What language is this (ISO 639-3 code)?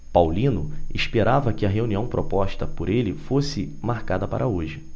por